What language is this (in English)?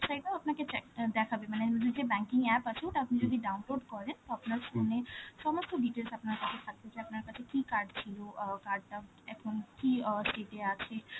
Bangla